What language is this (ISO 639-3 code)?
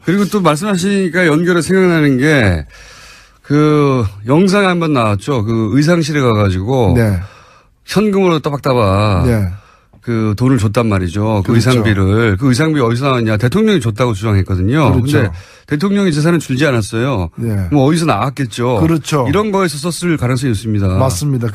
kor